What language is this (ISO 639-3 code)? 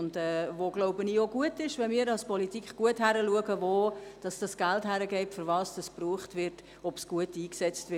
gsw